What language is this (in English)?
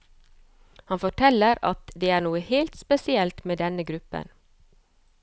Norwegian